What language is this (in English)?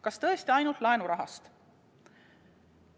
Estonian